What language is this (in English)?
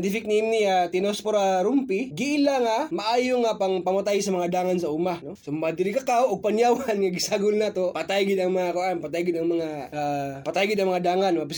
Filipino